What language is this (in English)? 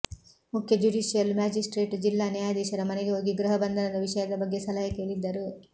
Kannada